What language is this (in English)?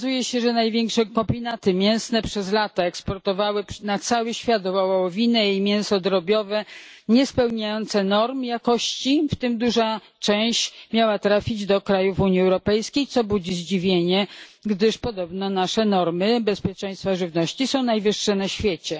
Polish